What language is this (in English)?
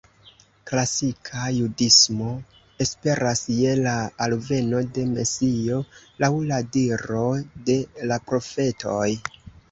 Esperanto